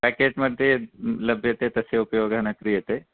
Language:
Sanskrit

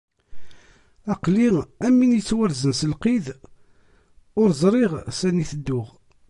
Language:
Kabyle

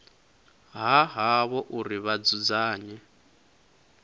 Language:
Venda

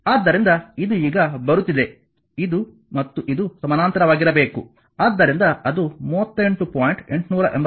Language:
Kannada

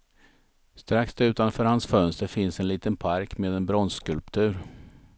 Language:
Swedish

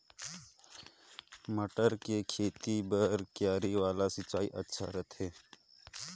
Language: Chhattisgarhi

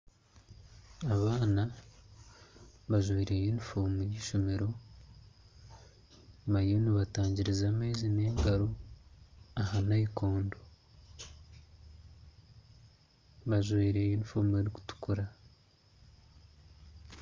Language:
Nyankole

